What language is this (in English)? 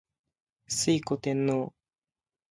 Japanese